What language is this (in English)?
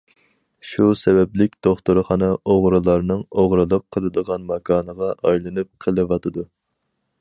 Uyghur